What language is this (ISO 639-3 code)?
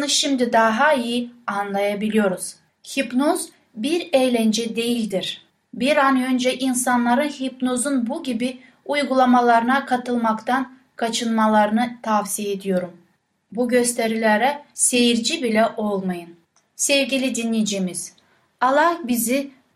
tur